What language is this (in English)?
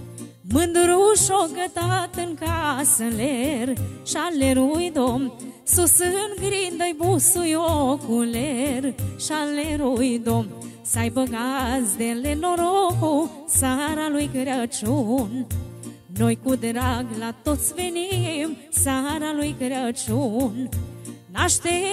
Romanian